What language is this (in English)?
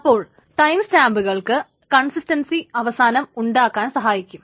Malayalam